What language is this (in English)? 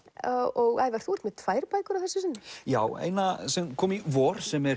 Icelandic